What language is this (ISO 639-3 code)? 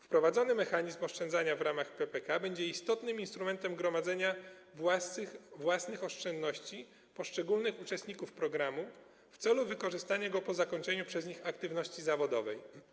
pol